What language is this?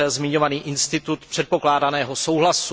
Czech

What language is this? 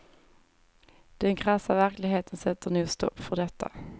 Swedish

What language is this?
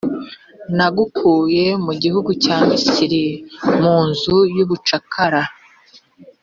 Kinyarwanda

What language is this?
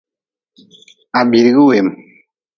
Nawdm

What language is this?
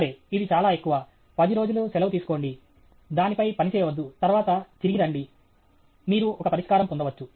Telugu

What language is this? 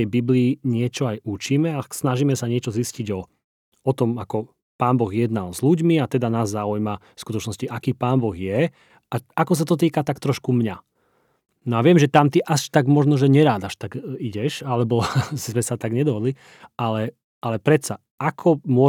Slovak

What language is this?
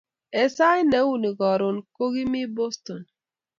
Kalenjin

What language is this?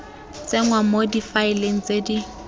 Tswana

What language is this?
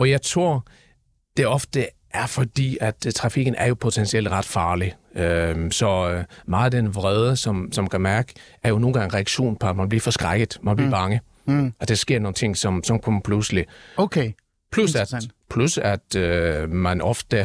Danish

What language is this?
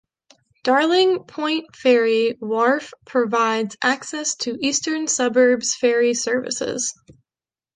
English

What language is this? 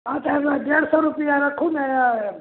Maithili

